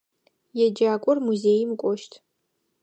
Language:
Adyghe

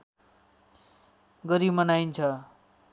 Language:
Nepali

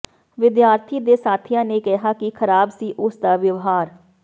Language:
Punjabi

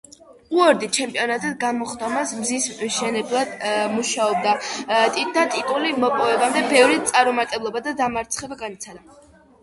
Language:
Georgian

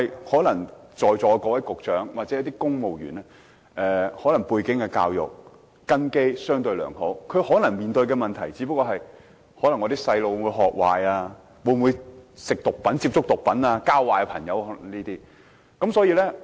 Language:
Cantonese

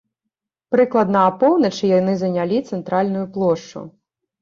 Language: Belarusian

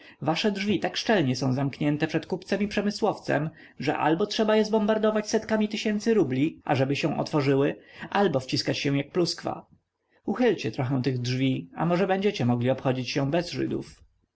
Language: Polish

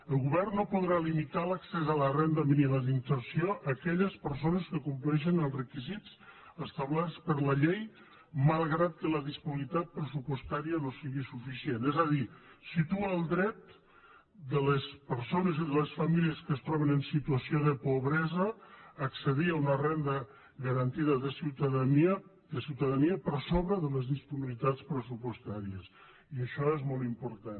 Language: Catalan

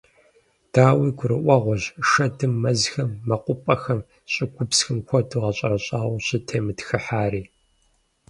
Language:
Kabardian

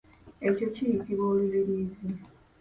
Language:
Ganda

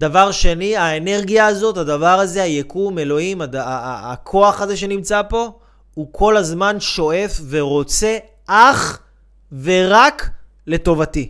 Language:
Hebrew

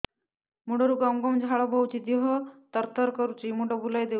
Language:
Odia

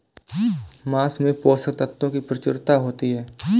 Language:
Hindi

